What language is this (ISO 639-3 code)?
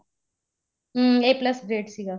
pan